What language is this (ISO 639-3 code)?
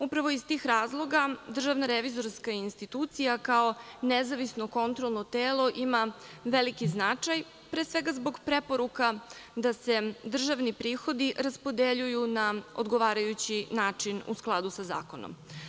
srp